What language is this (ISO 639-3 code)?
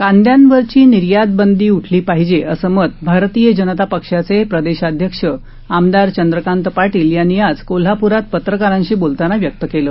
mar